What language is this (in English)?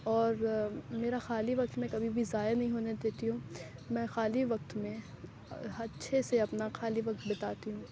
Urdu